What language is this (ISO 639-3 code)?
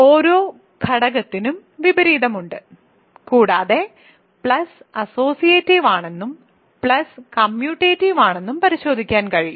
mal